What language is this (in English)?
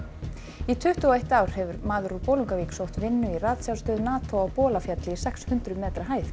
Icelandic